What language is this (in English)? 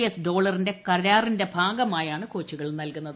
Malayalam